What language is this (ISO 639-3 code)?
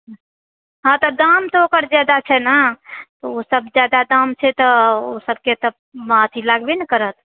mai